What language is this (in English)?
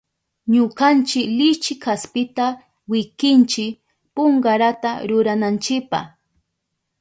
Southern Pastaza Quechua